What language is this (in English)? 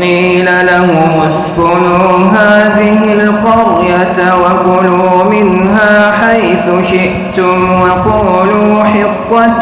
Arabic